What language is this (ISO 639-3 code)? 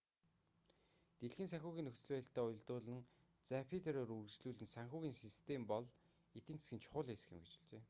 mon